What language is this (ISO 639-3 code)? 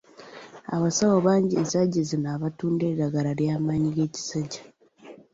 lug